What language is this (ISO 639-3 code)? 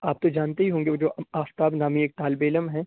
urd